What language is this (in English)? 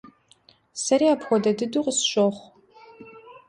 Kabardian